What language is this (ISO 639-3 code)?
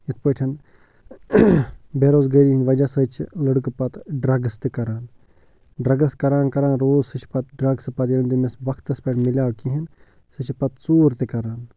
kas